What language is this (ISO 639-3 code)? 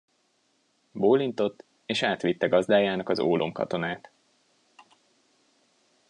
hun